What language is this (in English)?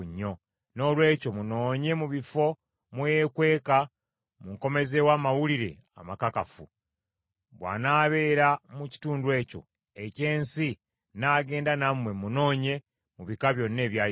Ganda